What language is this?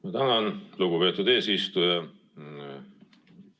Estonian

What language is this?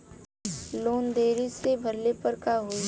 Bhojpuri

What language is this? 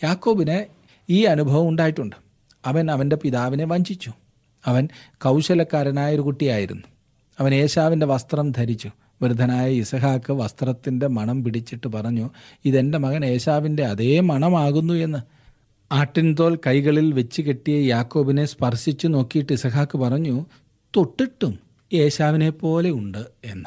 Malayalam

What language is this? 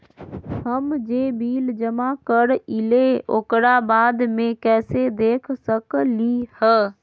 Magahi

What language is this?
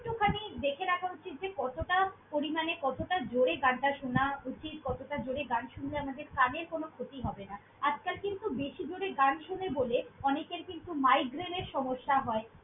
Bangla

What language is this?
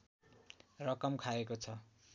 Nepali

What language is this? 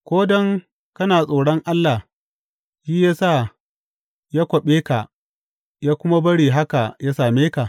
Hausa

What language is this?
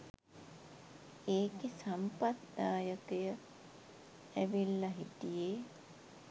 Sinhala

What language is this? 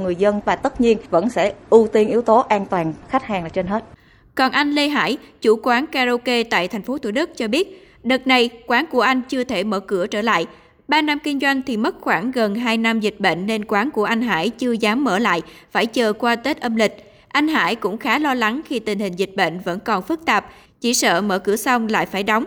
Vietnamese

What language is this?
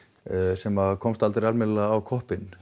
Icelandic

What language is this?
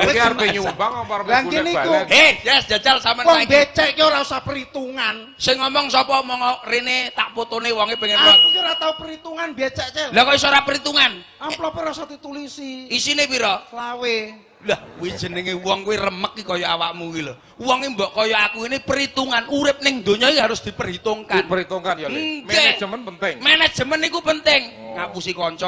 Indonesian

